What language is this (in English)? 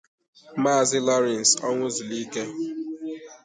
Igbo